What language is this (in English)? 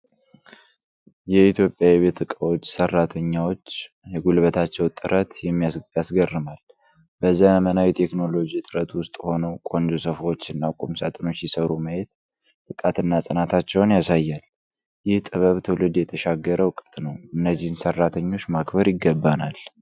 Amharic